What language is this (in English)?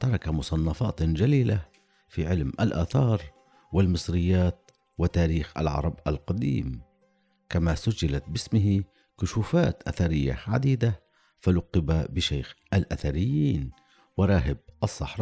Arabic